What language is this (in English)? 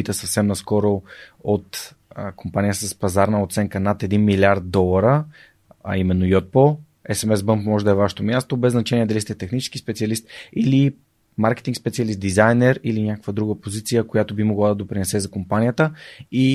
Bulgarian